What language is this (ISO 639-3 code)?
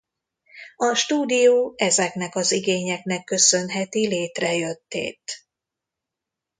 hun